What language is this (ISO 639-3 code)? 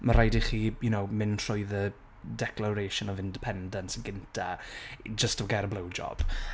cym